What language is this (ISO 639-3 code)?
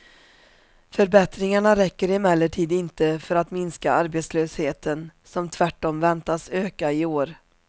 swe